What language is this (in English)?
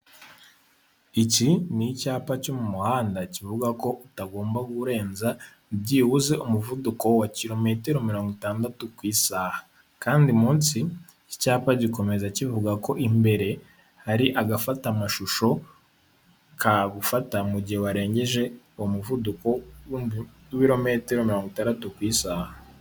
Kinyarwanda